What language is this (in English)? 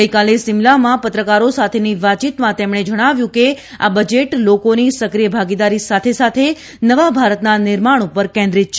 Gujarati